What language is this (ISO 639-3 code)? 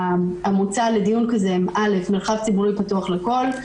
heb